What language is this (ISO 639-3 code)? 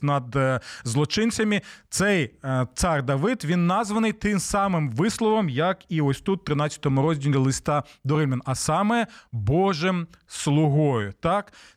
ukr